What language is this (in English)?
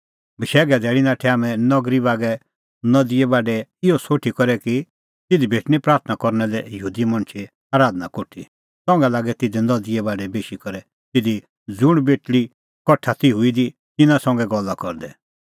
Kullu Pahari